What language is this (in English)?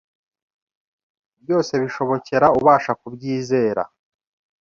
Kinyarwanda